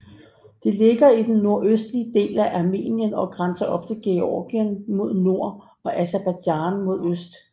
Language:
Danish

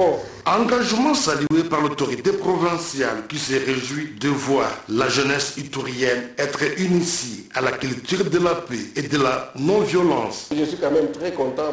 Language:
French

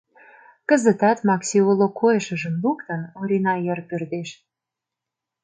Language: Mari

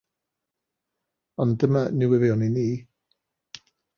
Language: Welsh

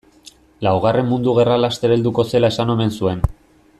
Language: Basque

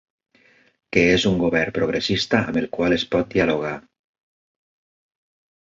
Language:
Catalan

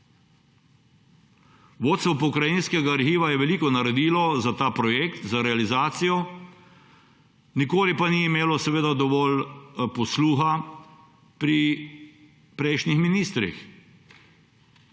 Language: Slovenian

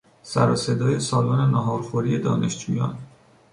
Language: Persian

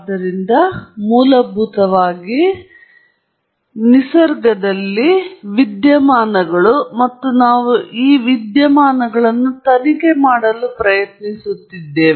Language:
Kannada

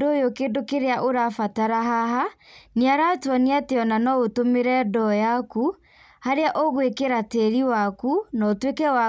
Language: Kikuyu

